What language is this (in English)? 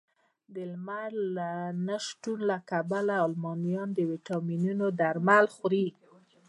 Pashto